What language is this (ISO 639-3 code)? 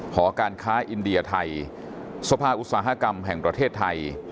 tha